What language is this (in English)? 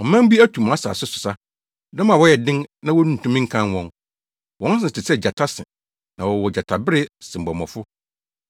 Akan